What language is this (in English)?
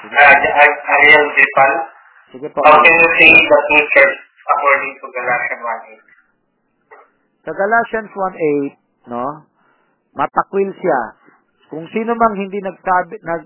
Filipino